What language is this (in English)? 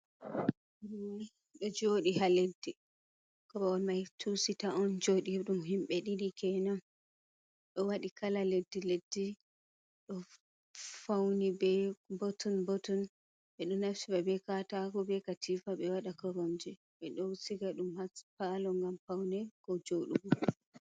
Fula